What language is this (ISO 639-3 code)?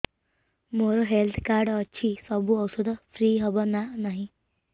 ori